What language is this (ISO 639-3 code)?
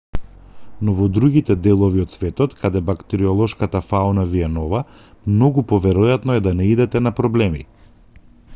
mkd